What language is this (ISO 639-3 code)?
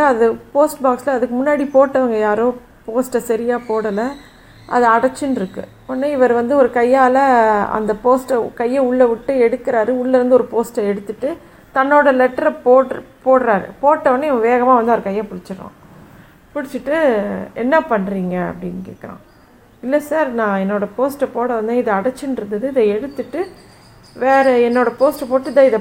tam